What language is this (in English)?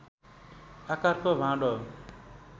Nepali